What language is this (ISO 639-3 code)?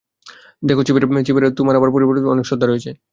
ben